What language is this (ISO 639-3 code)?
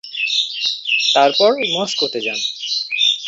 ben